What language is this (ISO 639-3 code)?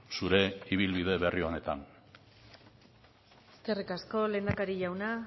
eus